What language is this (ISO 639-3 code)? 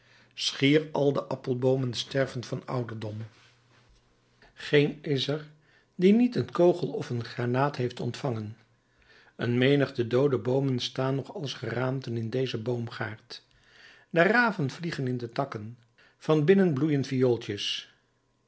nld